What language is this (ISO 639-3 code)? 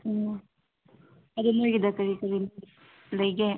mni